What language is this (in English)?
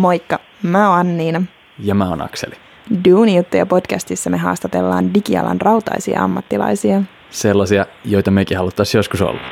Finnish